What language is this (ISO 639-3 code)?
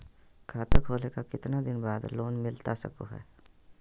mag